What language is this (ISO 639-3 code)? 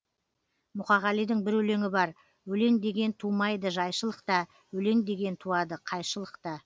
kaz